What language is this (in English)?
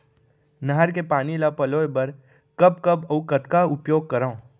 Chhattisgarhi